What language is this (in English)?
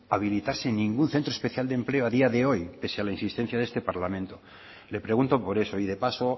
Spanish